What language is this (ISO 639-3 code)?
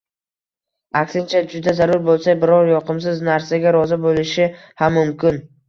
uzb